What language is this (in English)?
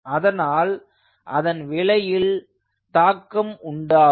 Tamil